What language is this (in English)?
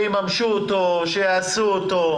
Hebrew